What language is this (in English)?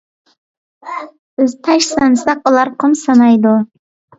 Uyghur